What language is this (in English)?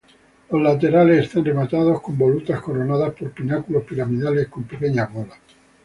Spanish